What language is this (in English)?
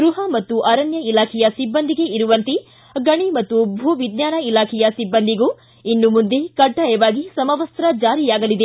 Kannada